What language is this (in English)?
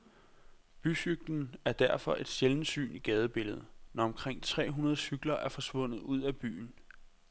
Danish